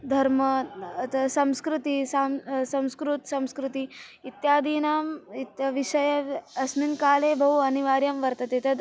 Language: Sanskrit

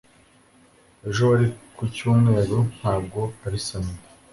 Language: Kinyarwanda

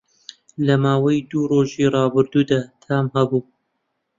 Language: Central Kurdish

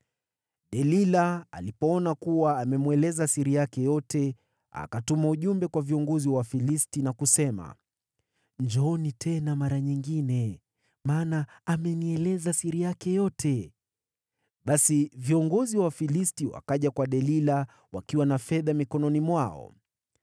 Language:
Swahili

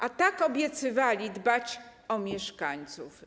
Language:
Polish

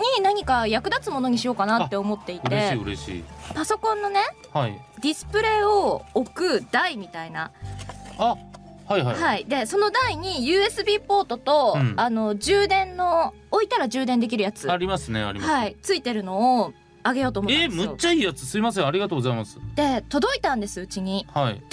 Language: Japanese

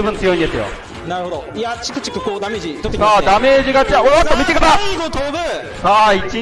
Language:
Japanese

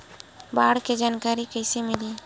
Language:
Chhattisgarhi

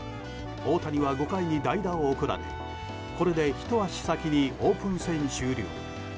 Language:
Japanese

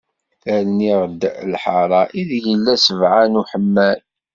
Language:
Kabyle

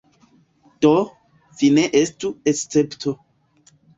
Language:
Esperanto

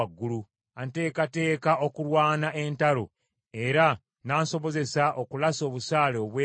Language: Ganda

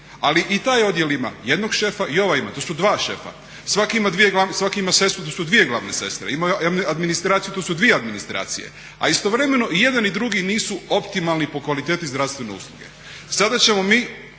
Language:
Croatian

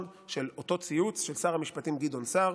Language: Hebrew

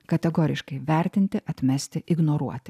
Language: Lithuanian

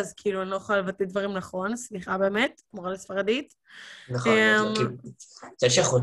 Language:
Hebrew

